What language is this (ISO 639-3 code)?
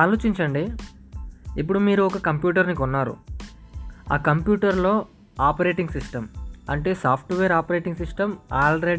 tel